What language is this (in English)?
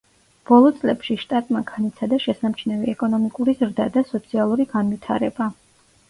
Georgian